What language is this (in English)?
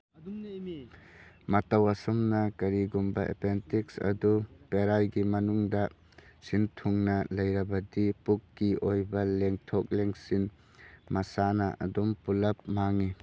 Manipuri